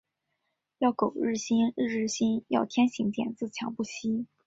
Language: Chinese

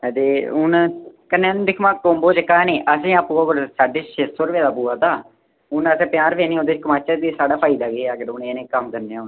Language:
Dogri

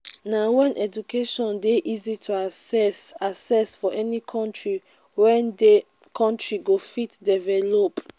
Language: Nigerian Pidgin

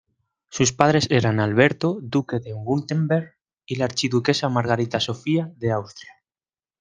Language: Spanish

